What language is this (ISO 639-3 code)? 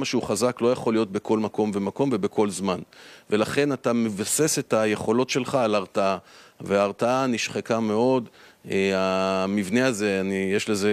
heb